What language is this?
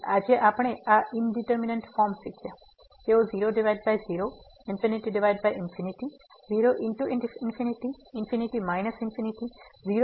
Gujarati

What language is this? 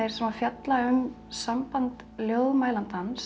Icelandic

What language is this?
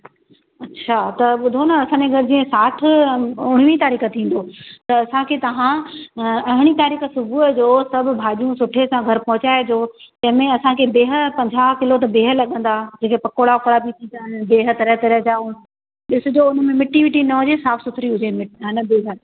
Sindhi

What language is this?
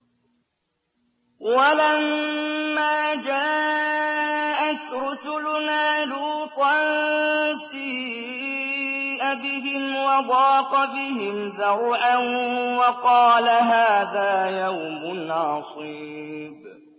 Arabic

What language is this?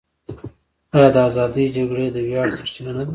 Pashto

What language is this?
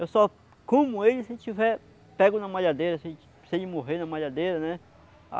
Portuguese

